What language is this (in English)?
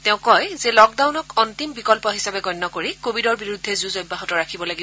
Assamese